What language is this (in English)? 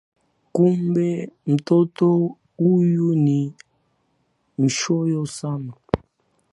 Swahili